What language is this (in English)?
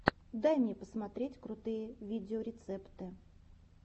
Russian